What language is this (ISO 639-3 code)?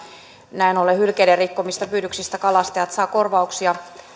fin